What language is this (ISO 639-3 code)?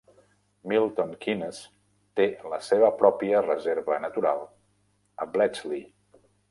cat